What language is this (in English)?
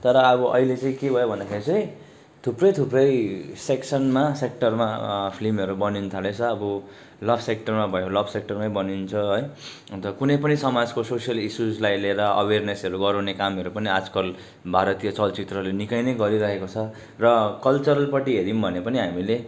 Nepali